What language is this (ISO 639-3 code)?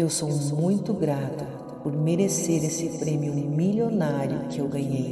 por